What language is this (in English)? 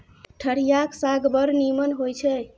Maithili